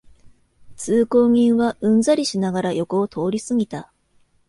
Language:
Japanese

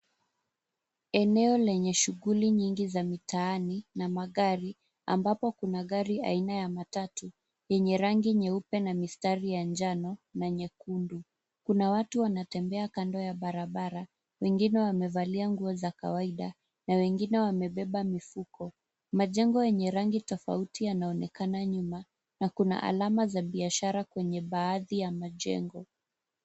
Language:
Swahili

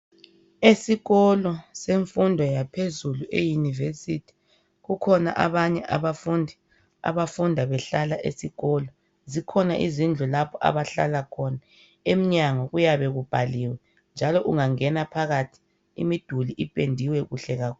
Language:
North Ndebele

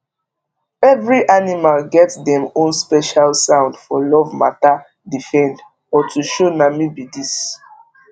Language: Nigerian Pidgin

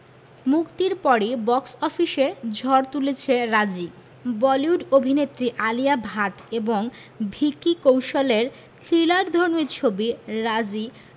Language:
Bangla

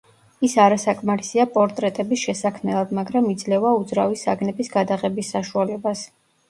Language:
Georgian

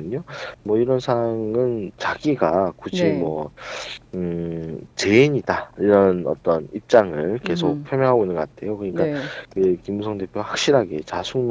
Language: Korean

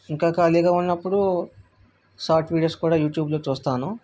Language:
Telugu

